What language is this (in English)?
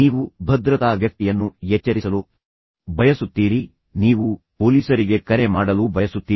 Kannada